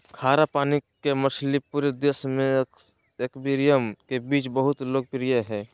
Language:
Magahi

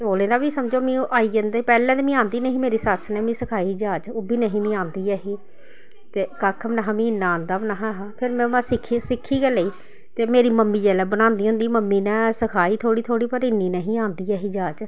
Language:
Dogri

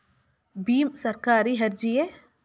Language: Kannada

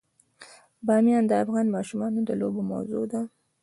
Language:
Pashto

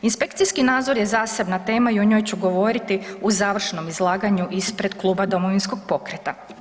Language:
Croatian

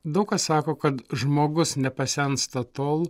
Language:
Lithuanian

